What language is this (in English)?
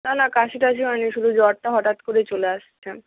Bangla